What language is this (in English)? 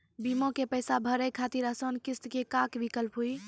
Maithili